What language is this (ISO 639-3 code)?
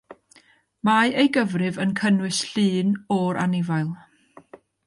cym